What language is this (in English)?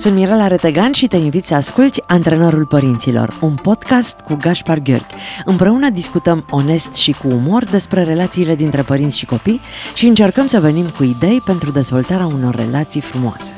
Romanian